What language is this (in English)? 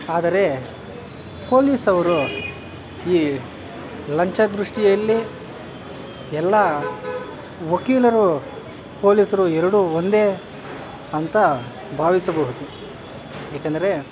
Kannada